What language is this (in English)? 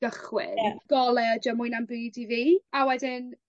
Welsh